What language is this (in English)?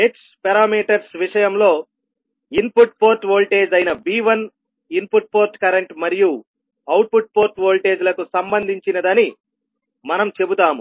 Telugu